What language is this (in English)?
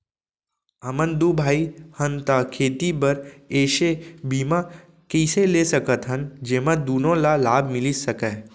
Chhattisgarhi